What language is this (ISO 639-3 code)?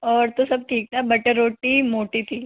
hin